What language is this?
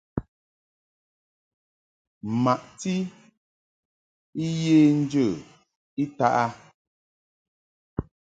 Mungaka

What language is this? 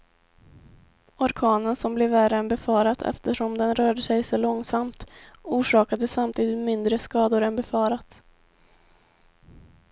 Swedish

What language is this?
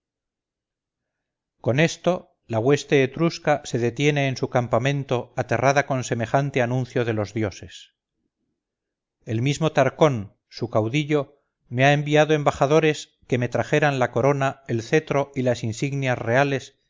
Spanish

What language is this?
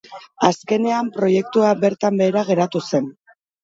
Basque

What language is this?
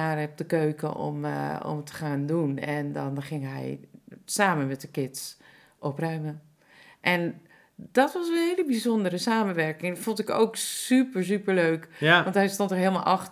Dutch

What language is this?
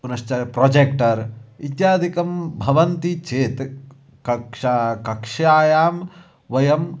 Sanskrit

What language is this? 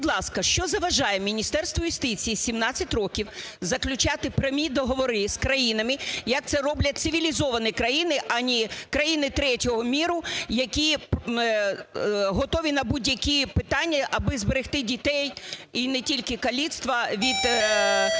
Ukrainian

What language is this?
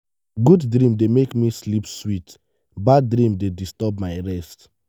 Nigerian Pidgin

